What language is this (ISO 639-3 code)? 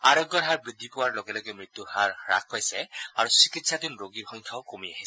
asm